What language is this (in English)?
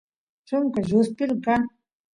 Santiago del Estero Quichua